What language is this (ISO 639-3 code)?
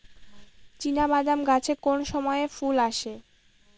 ben